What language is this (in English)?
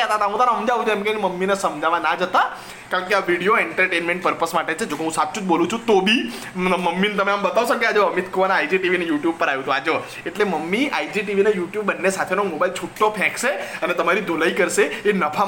Gujarati